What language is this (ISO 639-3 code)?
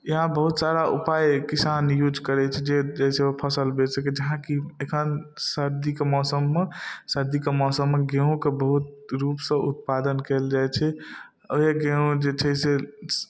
mai